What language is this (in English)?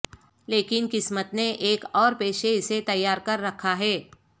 Urdu